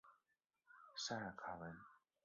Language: Chinese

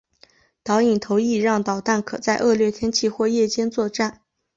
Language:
Chinese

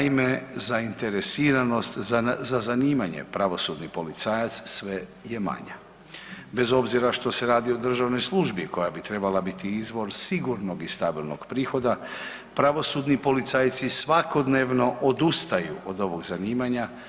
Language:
Croatian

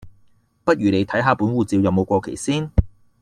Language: Cantonese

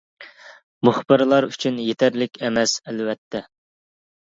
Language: Uyghur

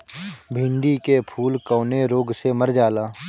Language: Bhojpuri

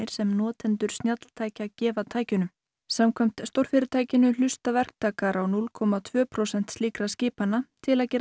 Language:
Icelandic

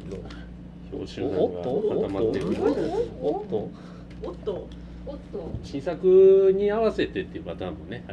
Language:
Japanese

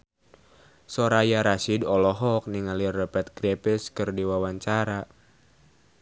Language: Sundanese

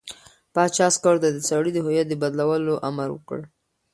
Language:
Pashto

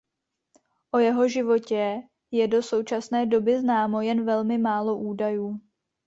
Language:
Czech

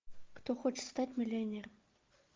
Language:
Russian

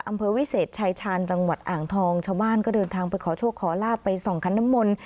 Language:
Thai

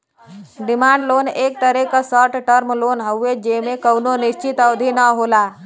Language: Bhojpuri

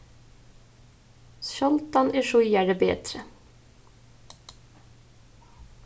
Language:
Faroese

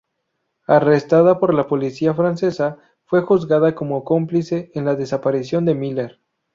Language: Spanish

